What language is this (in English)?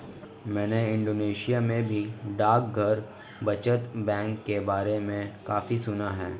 Hindi